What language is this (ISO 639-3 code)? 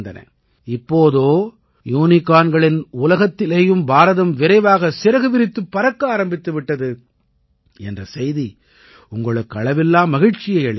tam